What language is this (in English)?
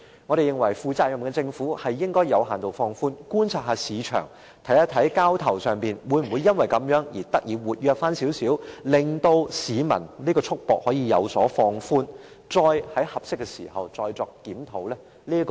Cantonese